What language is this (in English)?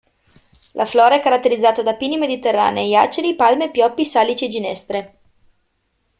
Italian